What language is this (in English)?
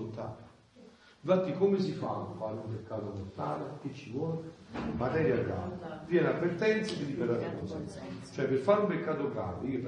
Italian